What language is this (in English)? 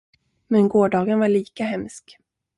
Swedish